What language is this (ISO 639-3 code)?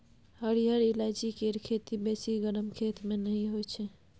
mai